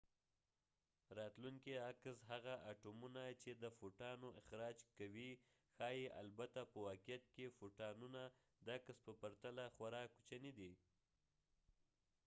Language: Pashto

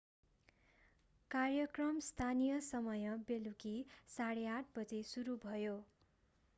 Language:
Nepali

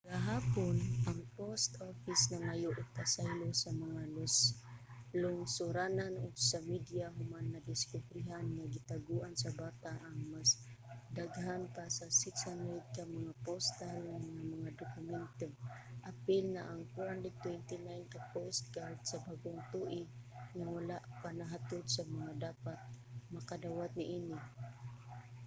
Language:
Cebuano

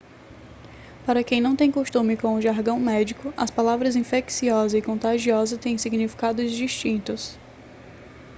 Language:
Portuguese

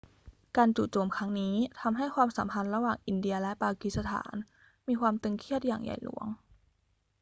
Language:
Thai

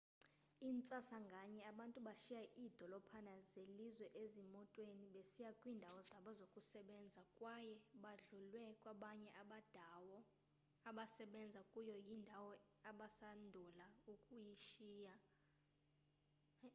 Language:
Xhosa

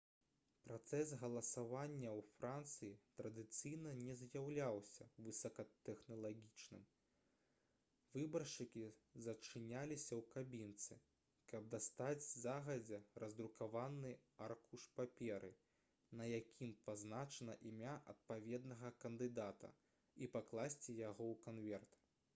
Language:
Belarusian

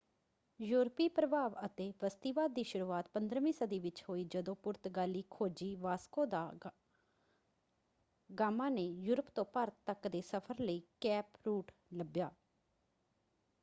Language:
Punjabi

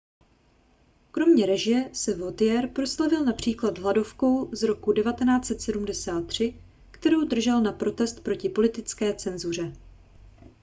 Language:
Czech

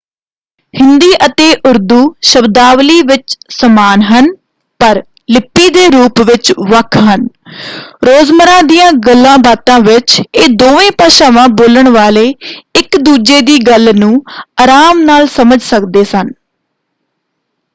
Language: Punjabi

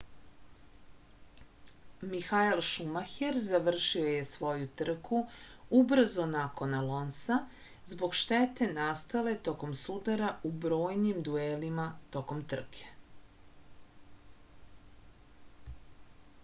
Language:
Serbian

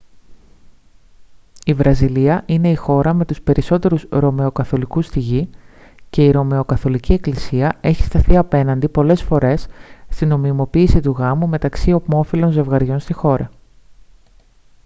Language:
Greek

